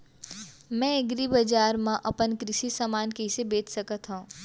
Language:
Chhattisgarhi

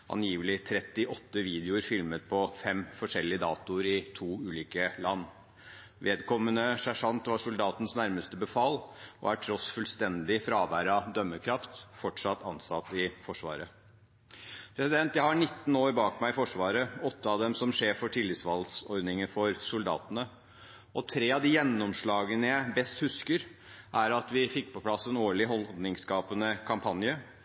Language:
Norwegian Bokmål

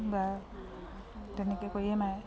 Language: Assamese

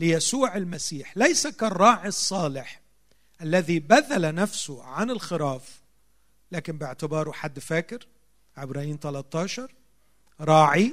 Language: Arabic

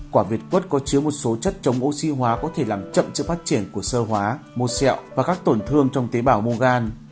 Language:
Vietnamese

